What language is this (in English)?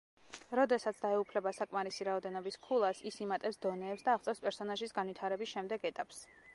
Georgian